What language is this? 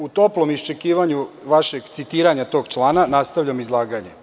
Serbian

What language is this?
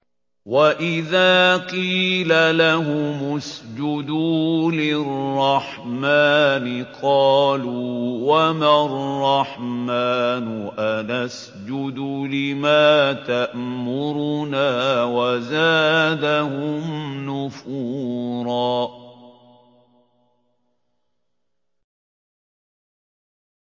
Arabic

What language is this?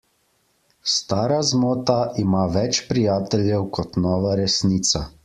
Slovenian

